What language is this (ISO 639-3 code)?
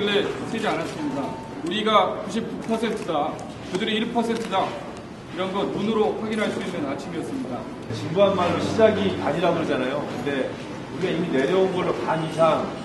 kor